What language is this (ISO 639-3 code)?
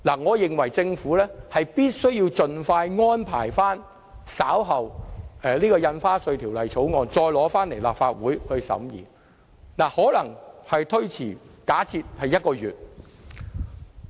yue